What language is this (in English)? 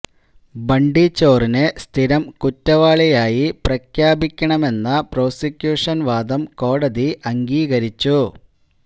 Malayalam